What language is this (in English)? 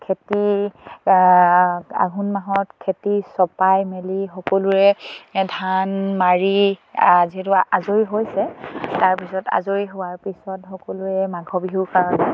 Assamese